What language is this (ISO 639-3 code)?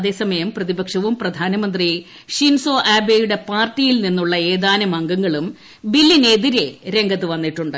mal